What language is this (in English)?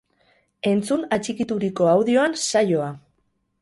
Basque